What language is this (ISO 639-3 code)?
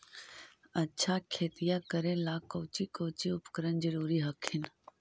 mag